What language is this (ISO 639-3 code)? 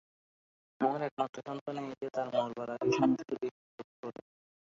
ben